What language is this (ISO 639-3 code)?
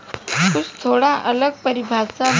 bho